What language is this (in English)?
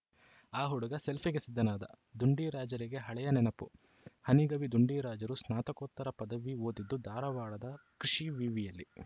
Kannada